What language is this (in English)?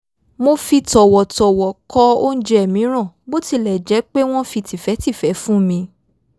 Yoruba